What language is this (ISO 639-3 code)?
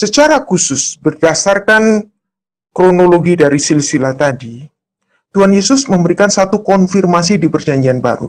ind